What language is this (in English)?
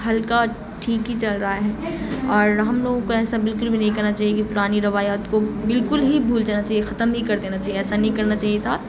Urdu